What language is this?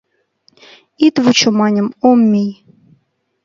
Mari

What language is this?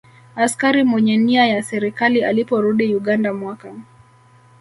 Swahili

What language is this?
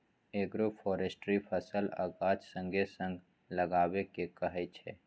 Maithili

